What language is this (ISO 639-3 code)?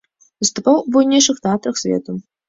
bel